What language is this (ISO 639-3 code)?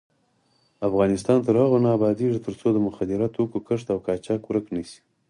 pus